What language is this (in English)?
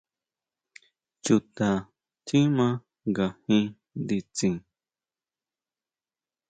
Huautla Mazatec